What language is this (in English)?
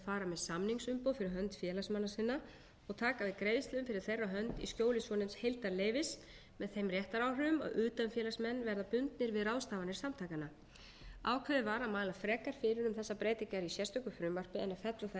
Icelandic